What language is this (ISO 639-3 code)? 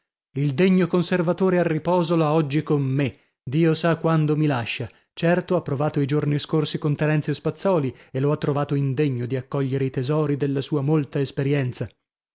ita